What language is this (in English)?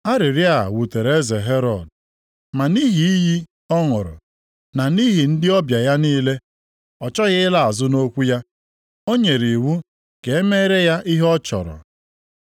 Igbo